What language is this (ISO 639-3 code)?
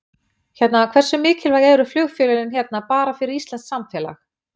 isl